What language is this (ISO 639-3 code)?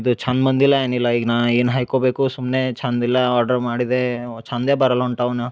kan